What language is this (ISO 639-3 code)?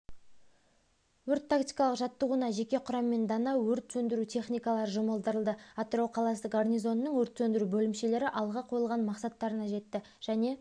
kaz